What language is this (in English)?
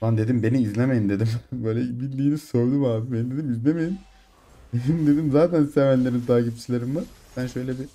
Turkish